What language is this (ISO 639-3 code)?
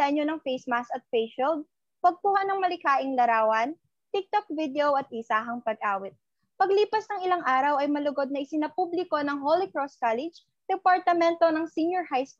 fil